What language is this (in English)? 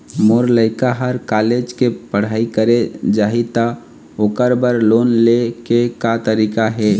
Chhattisgarhi